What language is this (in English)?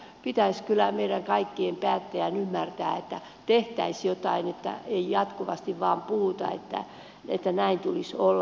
Finnish